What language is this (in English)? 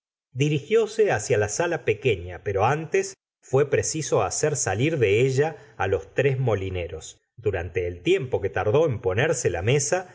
Spanish